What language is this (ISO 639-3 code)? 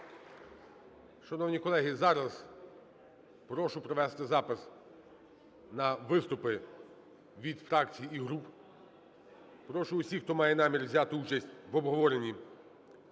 ukr